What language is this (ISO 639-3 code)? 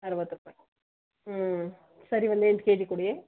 kan